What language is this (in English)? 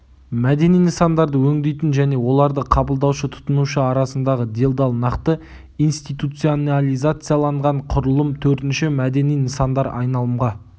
Kazakh